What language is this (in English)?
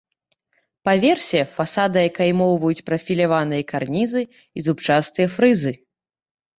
Belarusian